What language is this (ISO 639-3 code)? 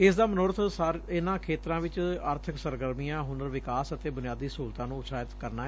pan